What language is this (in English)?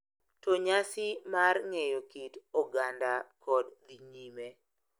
Luo (Kenya and Tanzania)